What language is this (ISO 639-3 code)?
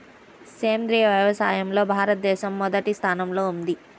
tel